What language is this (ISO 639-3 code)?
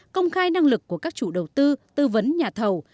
vie